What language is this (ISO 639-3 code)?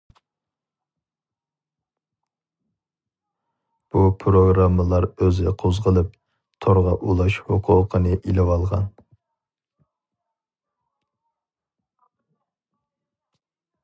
uig